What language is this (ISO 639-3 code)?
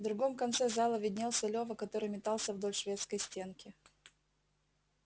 rus